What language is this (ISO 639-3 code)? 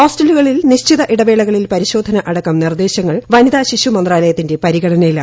mal